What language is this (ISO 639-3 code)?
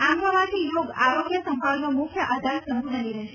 guj